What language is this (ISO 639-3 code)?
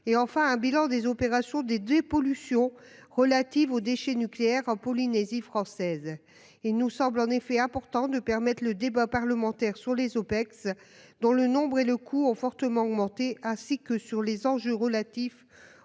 fra